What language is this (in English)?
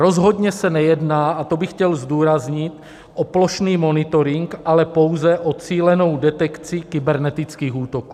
Czech